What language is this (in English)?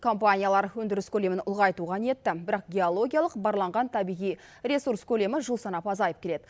Kazakh